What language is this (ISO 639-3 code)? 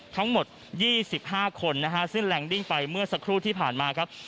tha